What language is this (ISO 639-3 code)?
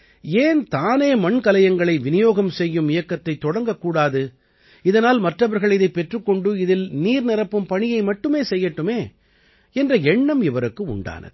tam